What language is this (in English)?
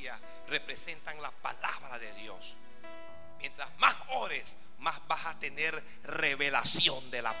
Spanish